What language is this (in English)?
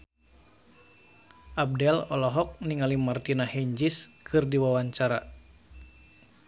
Sundanese